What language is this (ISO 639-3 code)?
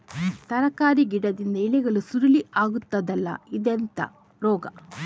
kan